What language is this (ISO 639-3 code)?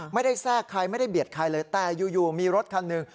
tha